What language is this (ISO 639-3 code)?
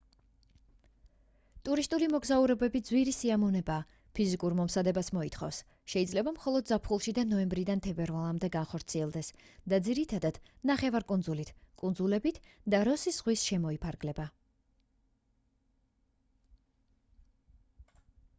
kat